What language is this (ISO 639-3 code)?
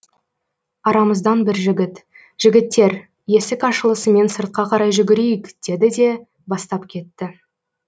kaz